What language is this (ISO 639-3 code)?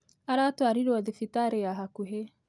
kik